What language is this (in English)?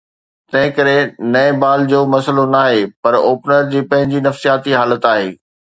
Sindhi